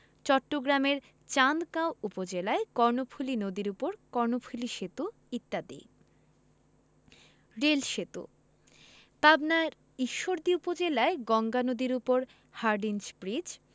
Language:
Bangla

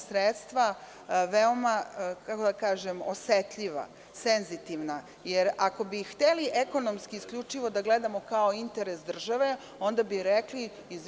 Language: Serbian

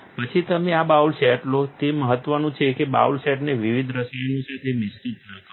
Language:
Gujarati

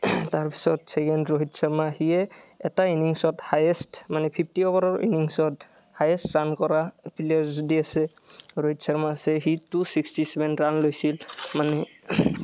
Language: Assamese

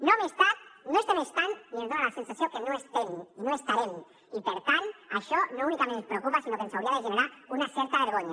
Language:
Catalan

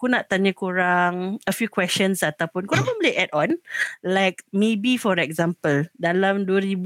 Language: Malay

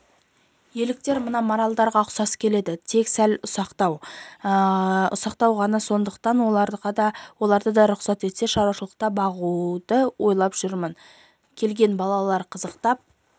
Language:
Kazakh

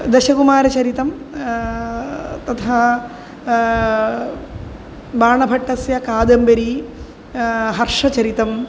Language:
Sanskrit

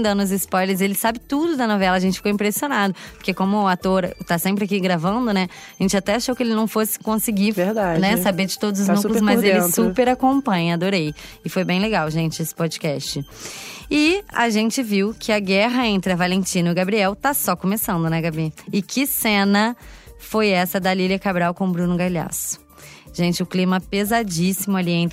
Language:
Portuguese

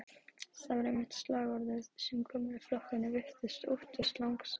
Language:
Icelandic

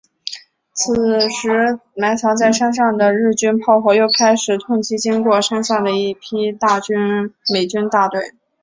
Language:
Chinese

